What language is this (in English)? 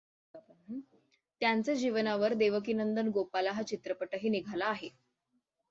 Marathi